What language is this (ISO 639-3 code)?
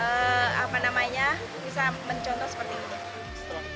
ind